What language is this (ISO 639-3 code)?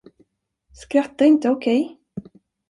swe